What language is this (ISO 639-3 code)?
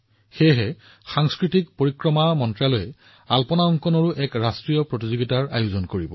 asm